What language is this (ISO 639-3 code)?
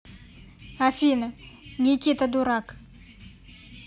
rus